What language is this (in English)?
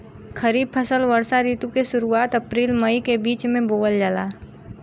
Bhojpuri